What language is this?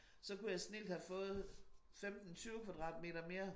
Danish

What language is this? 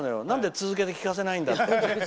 Japanese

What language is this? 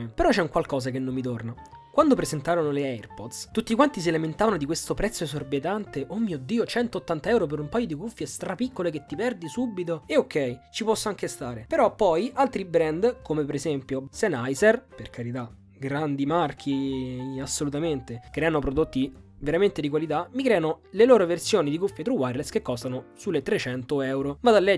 Italian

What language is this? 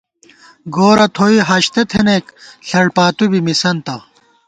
Gawar-Bati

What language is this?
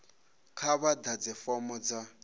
Venda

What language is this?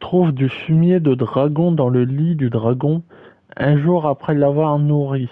French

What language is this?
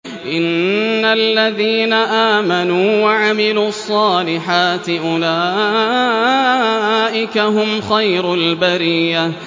Arabic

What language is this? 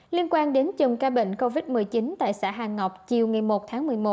Vietnamese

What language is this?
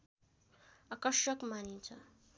Nepali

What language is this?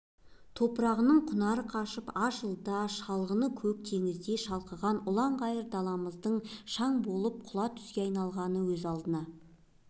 Kazakh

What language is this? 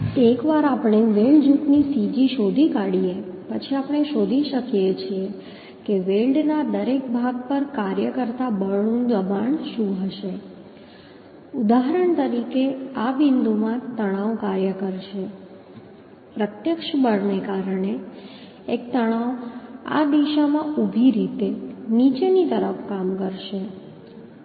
Gujarati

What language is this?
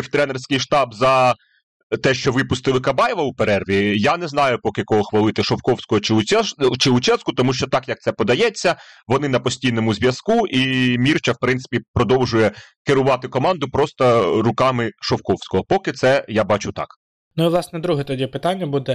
Ukrainian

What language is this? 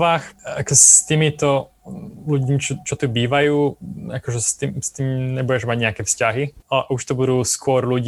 Slovak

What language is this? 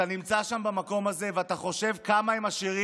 Hebrew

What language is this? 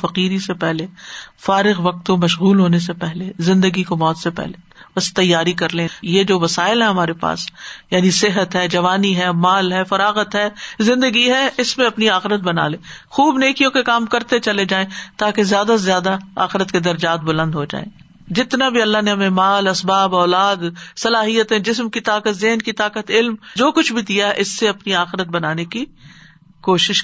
Urdu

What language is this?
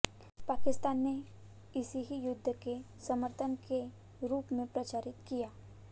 Hindi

